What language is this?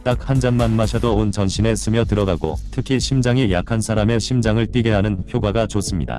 Korean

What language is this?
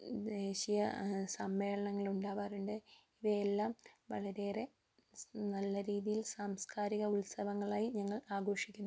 Malayalam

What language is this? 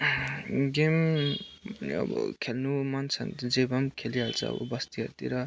Nepali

